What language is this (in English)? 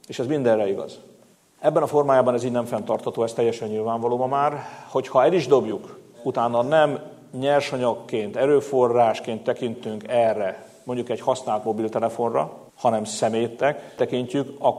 Hungarian